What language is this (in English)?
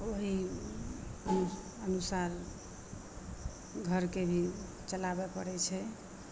Maithili